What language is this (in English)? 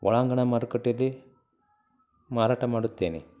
Kannada